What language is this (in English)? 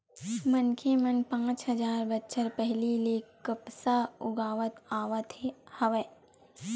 Chhattisgarhi